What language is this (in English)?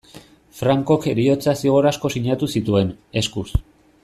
Basque